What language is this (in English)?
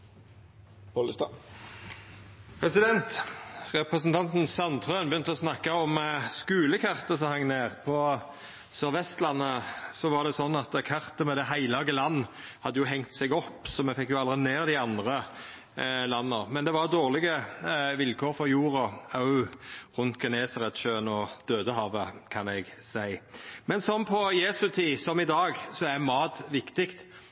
Norwegian Nynorsk